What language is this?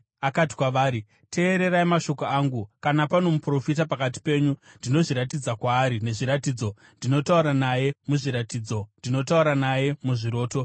Shona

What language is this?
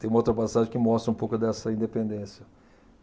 Portuguese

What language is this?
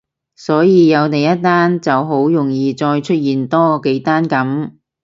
Cantonese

